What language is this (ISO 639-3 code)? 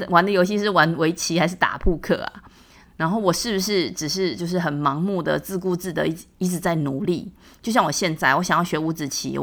zho